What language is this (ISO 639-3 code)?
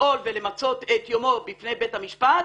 heb